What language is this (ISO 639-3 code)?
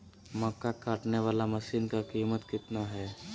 mag